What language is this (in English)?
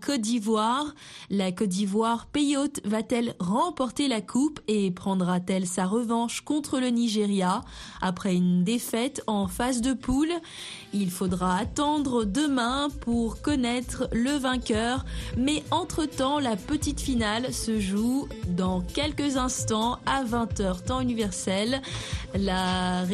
French